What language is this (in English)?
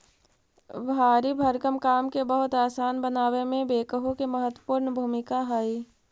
Magahi